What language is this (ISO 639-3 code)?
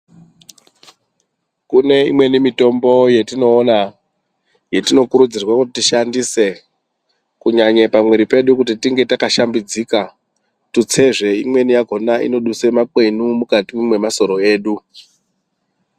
ndc